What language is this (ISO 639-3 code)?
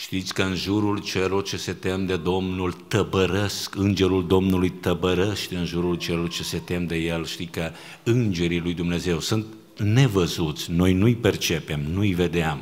ron